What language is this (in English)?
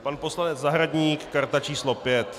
Czech